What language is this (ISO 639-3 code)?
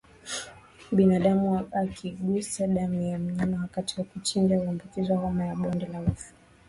swa